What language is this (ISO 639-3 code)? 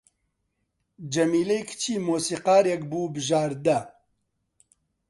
ckb